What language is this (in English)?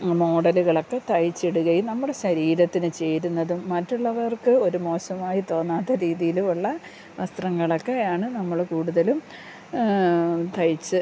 Malayalam